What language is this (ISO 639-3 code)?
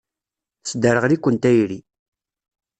kab